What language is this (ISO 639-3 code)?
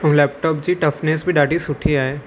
snd